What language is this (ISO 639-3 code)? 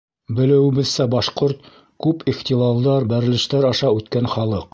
bak